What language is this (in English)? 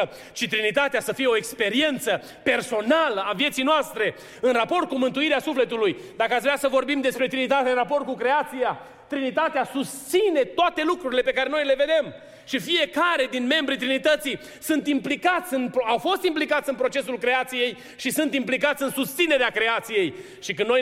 Romanian